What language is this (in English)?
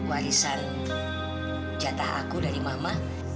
Indonesian